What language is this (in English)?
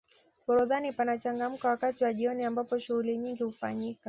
Swahili